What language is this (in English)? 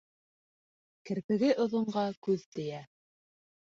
Bashkir